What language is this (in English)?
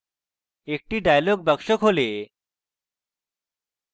Bangla